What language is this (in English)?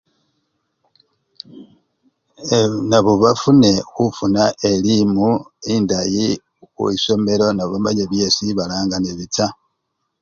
Luyia